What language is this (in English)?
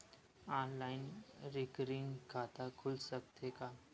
Chhattisgarhi